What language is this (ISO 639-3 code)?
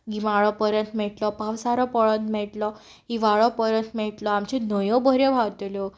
kok